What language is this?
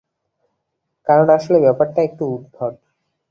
Bangla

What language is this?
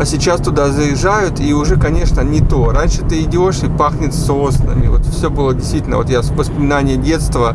Russian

